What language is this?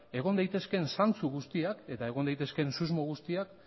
Basque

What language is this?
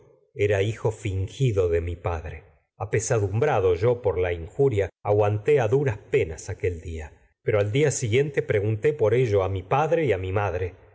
Spanish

